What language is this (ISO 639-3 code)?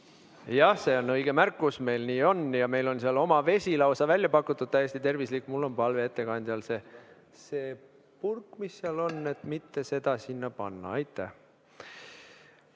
est